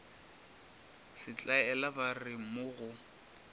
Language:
Northern Sotho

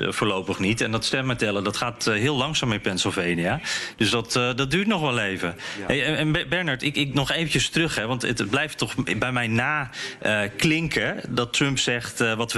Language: Dutch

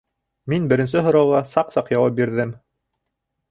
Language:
Bashkir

